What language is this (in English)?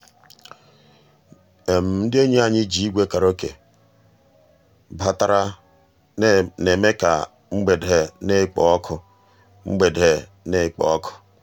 Igbo